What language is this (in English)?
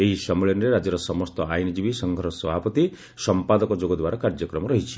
Odia